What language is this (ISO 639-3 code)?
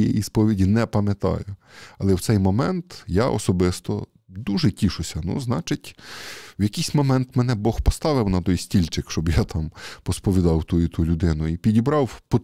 ukr